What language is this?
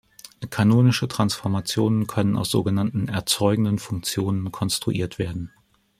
German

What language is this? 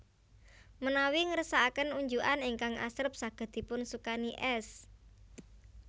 Javanese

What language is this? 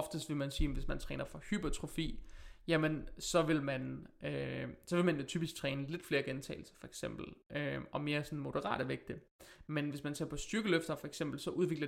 Danish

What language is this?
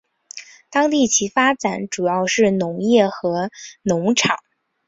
Chinese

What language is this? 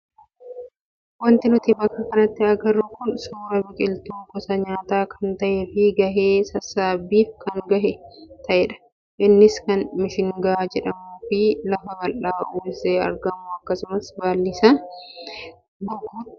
Oromo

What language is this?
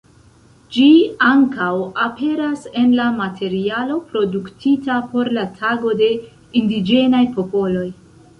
Esperanto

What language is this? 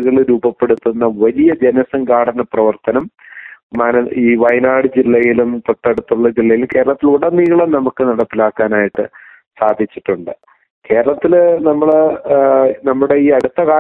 Malayalam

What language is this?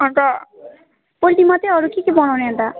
Nepali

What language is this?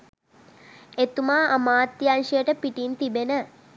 Sinhala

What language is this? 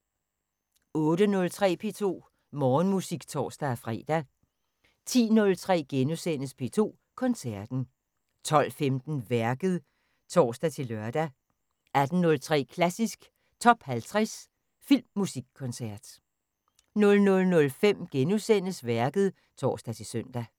Danish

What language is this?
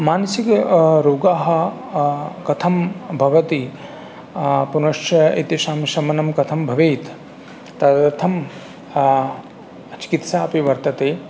Sanskrit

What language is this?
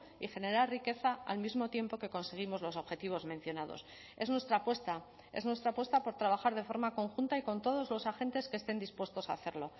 Spanish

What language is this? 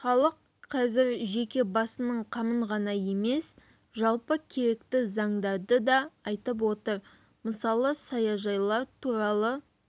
Kazakh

